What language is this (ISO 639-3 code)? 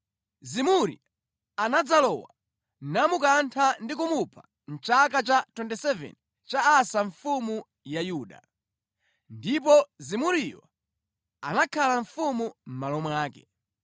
nya